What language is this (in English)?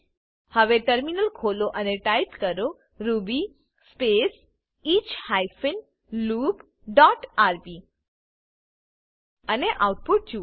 Gujarati